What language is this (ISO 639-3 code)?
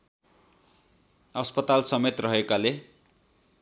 nep